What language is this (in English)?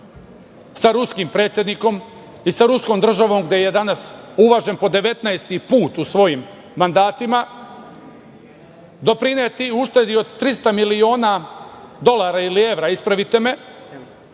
Serbian